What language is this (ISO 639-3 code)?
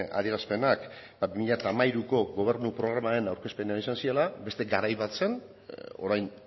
eus